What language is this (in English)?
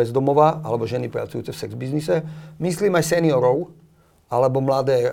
Slovak